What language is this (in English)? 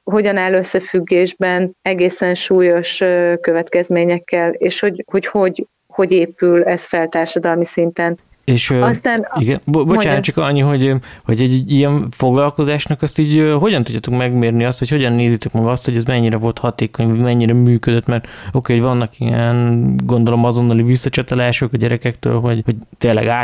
Hungarian